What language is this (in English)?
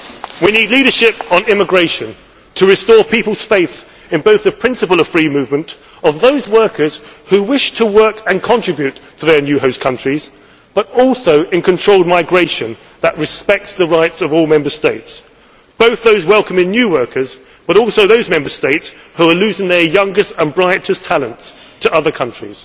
English